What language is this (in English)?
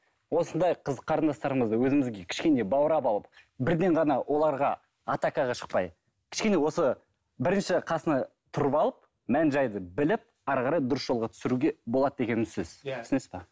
Kazakh